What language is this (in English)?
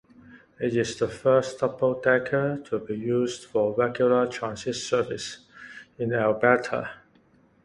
English